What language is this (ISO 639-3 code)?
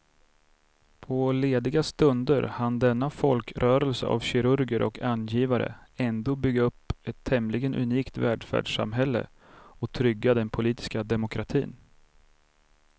swe